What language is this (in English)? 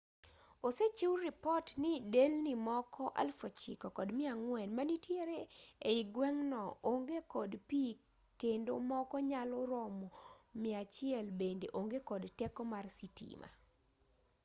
Luo (Kenya and Tanzania)